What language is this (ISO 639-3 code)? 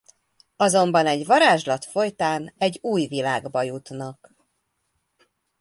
hun